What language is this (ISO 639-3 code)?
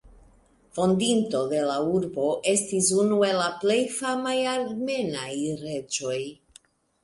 epo